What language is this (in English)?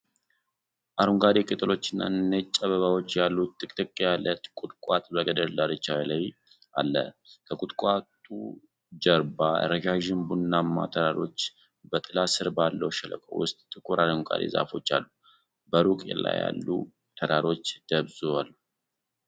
Amharic